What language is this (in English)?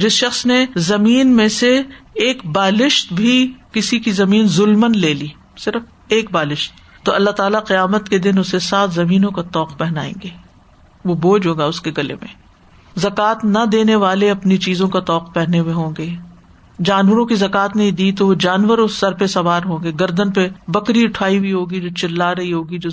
Urdu